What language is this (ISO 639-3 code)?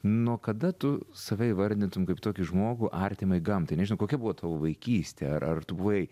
lit